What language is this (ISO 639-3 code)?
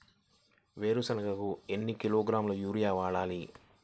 tel